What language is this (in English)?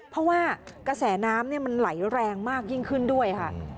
Thai